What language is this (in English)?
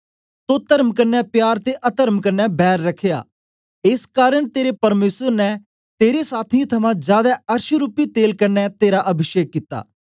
Dogri